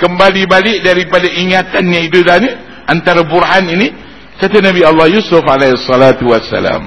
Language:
Malay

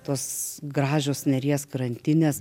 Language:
Lithuanian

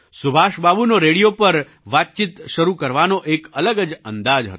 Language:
Gujarati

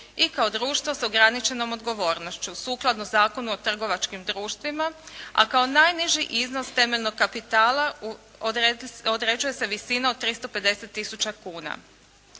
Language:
Croatian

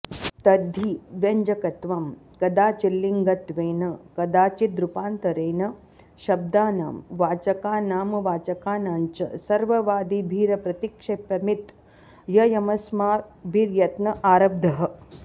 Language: Sanskrit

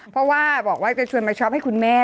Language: Thai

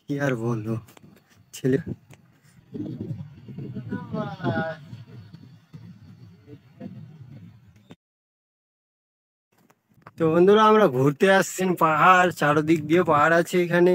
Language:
Bangla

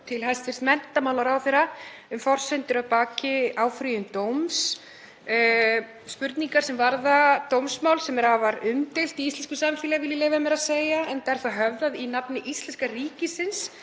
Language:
Icelandic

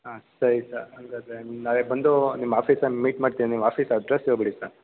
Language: Kannada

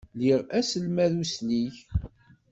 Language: Kabyle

